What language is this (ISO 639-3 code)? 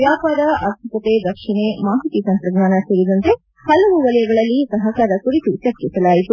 kan